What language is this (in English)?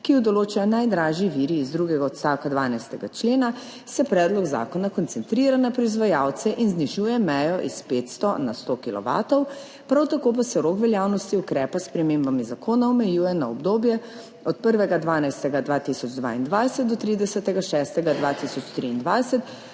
Slovenian